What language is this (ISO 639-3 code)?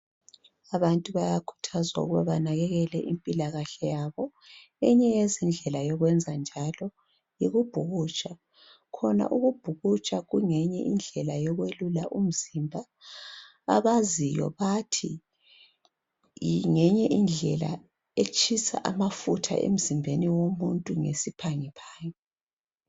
nde